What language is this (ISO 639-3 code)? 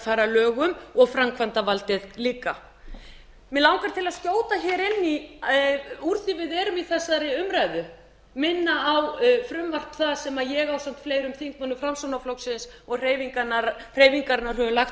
isl